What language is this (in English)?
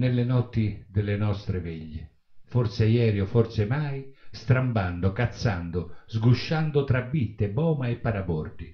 Italian